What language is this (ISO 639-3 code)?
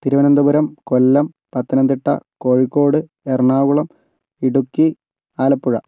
mal